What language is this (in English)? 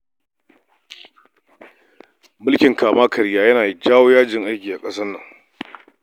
Hausa